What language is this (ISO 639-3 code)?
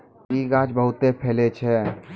mai